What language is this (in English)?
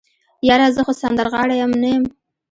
Pashto